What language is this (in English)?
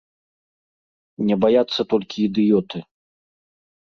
Belarusian